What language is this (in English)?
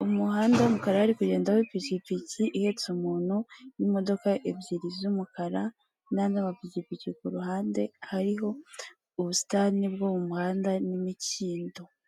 Kinyarwanda